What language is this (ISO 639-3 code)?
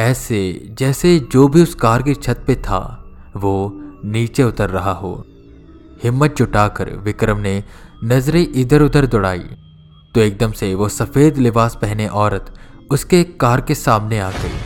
hin